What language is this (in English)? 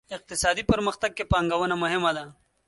Pashto